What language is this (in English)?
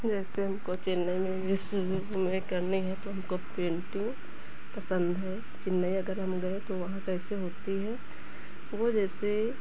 Hindi